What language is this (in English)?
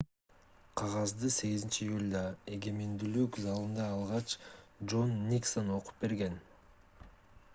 Kyrgyz